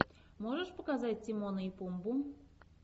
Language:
Russian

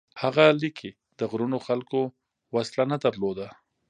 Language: Pashto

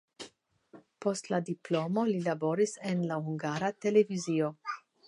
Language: Esperanto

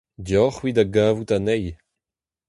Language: Breton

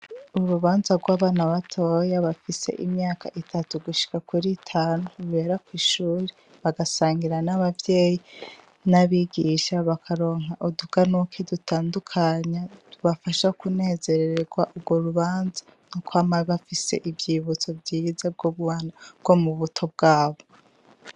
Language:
Rundi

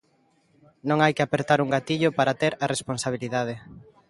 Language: Galician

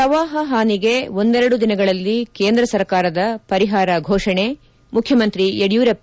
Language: Kannada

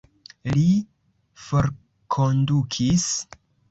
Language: Esperanto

